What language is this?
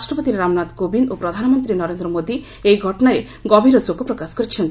Odia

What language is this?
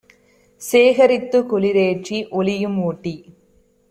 Tamil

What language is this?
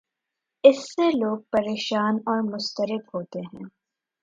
Urdu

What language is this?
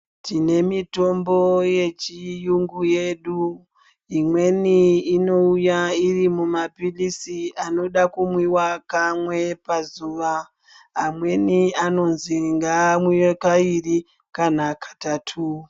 Ndau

